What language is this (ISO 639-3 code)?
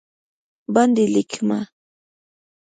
pus